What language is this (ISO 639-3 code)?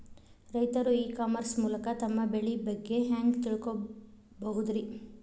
kan